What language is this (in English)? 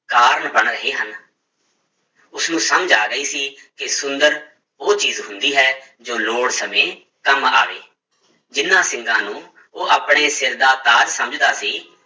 Punjabi